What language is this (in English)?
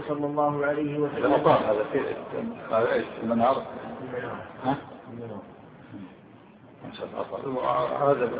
Arabic